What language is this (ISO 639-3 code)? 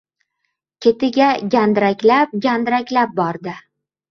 uzb